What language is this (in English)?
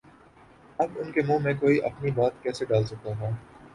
Urdu